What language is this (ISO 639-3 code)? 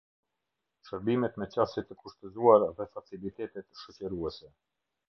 sqi